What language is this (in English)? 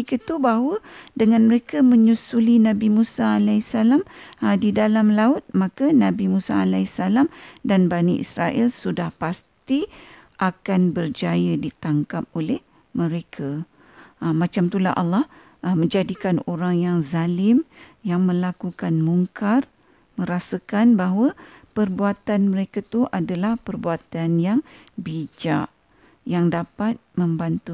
Malay